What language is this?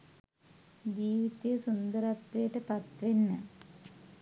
Sinhala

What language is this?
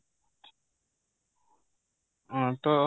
Odia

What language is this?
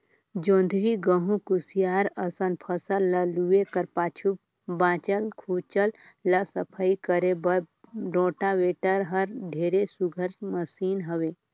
Chhattisgarhi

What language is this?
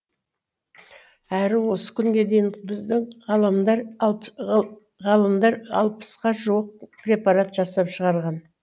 Kazakh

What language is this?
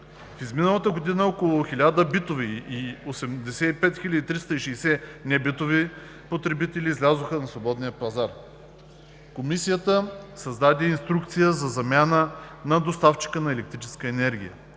Bulgarian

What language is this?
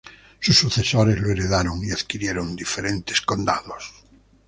Spanish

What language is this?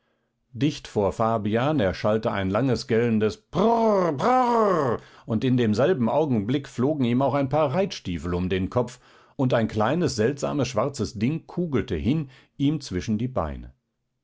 German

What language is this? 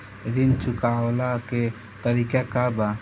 Bhojpuri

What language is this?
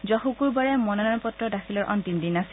Assamese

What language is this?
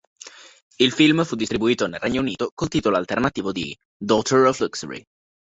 Italian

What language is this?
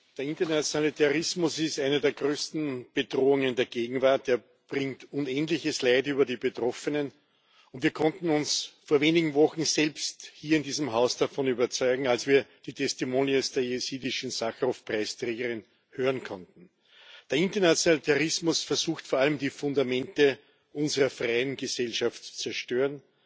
German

